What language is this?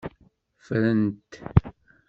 Kabyle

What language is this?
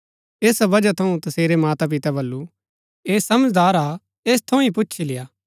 Gaddi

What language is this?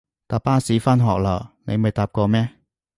Cantonese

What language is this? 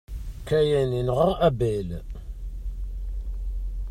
Kabyle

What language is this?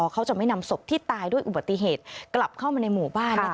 Thai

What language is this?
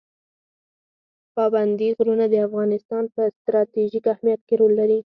Pashto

